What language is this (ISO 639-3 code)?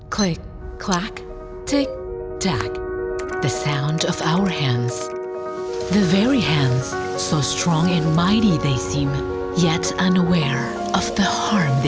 ind